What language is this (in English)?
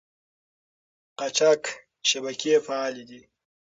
Pashto